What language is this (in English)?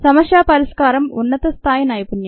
Telugu